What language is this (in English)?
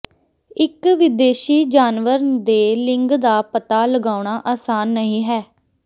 Punjabi